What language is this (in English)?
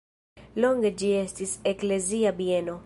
Esperanto